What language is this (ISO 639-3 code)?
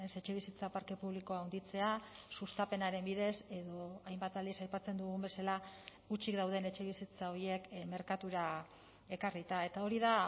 eus